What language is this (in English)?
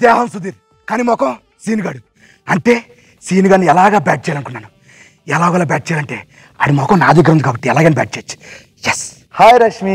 Telugu